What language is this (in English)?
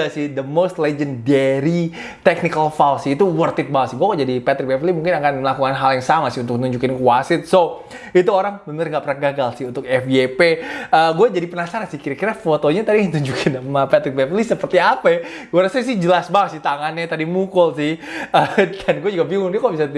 Indonesian